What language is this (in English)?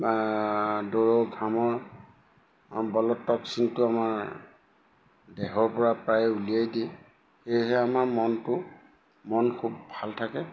Assamese